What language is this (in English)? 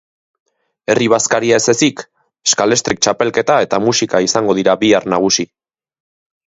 Basque